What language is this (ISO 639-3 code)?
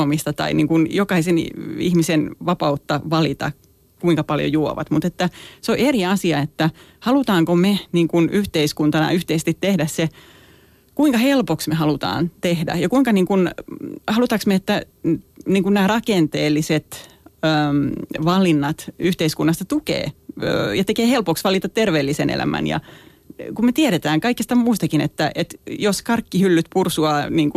fin